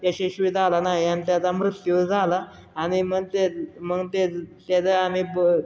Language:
Marathi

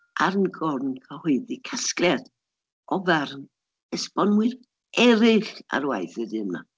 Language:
Welsh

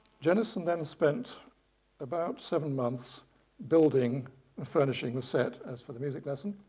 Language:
English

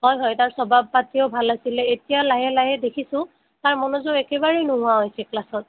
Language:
Assamese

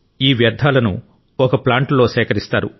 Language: Telugu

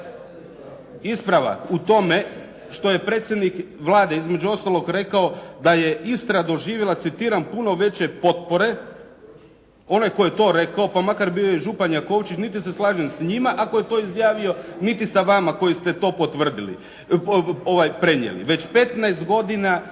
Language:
Croatian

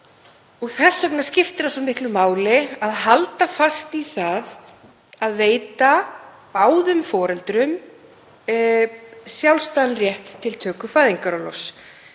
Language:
Icelandic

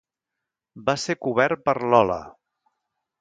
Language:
Catalan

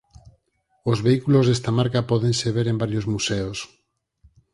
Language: Galician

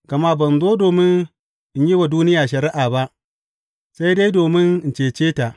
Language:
Hausa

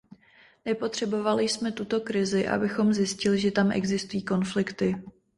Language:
Czech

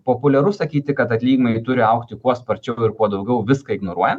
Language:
Lithuanian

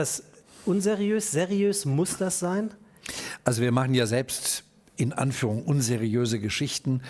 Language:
German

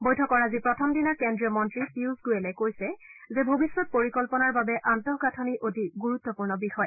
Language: Assamese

